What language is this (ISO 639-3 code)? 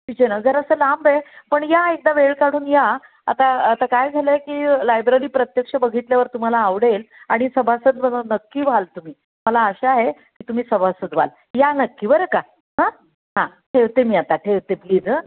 mar